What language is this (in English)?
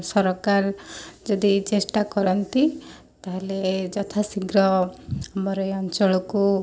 Odia